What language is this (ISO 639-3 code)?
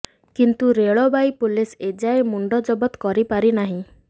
ori